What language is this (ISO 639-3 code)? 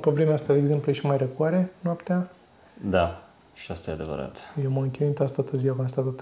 ron